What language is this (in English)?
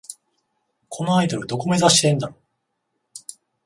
Japanese